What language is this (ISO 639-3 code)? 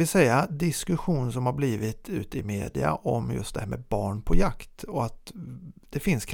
swe